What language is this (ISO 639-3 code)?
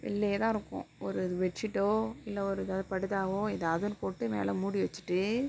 tam